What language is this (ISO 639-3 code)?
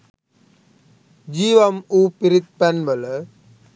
sin